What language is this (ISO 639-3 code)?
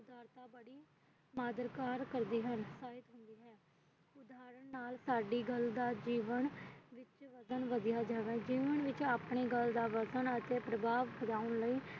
pan